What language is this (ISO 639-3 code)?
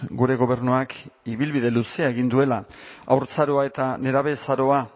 eus